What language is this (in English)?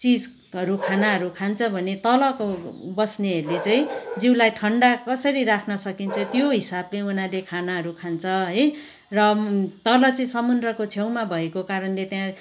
Nepali